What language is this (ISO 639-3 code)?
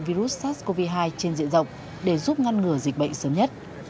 vie